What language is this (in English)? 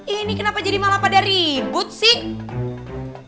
Indonesian